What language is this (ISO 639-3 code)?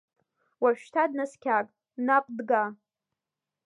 abk